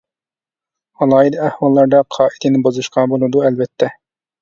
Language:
Uyghur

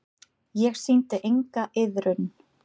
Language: Icelandic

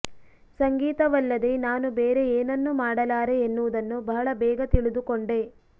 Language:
Kannada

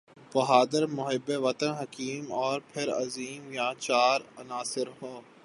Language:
Urdu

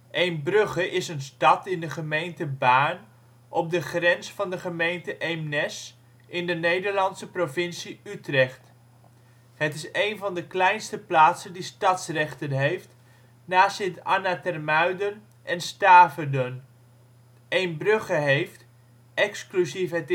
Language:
Dutch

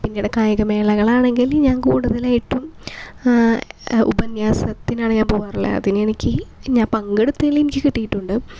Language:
Malayalam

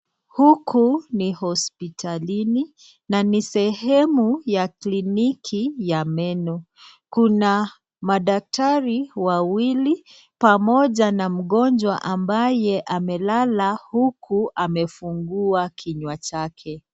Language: Swahili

